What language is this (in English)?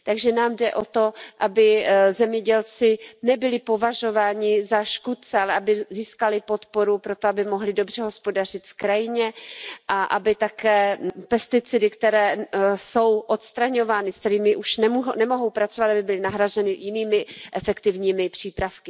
Czech